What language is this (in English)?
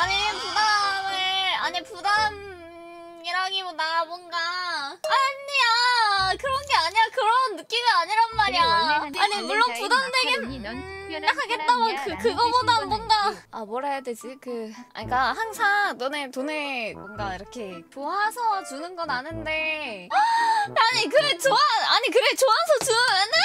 Korean